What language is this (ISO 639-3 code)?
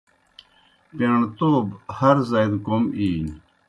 plk